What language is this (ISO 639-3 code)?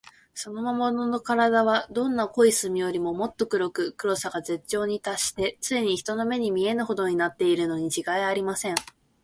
jpn